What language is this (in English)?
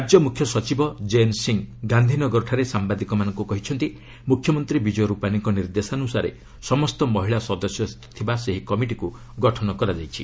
Odia